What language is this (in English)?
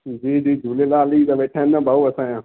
Sindhi